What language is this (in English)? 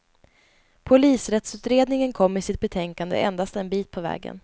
Swedish